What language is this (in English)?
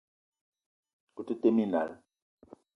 Eton (Cameroon)